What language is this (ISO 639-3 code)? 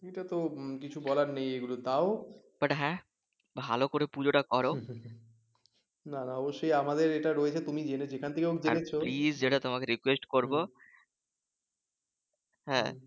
ben